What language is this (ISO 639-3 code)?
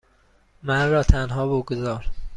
fas